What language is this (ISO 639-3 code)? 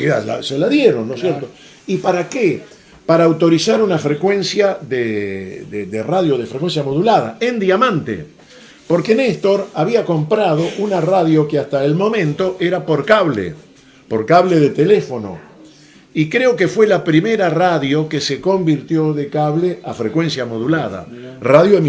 spa